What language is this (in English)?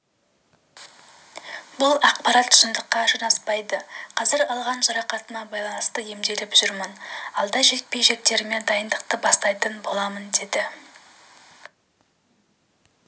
Kazakh